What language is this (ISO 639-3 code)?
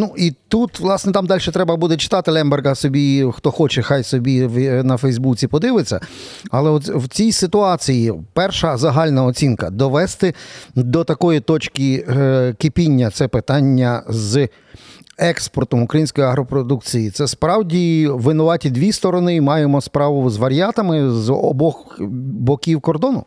ukr